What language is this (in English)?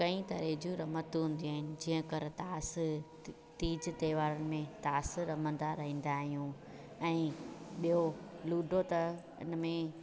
Sindhi